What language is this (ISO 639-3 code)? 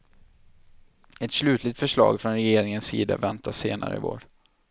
swe